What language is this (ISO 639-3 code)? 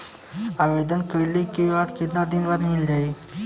bho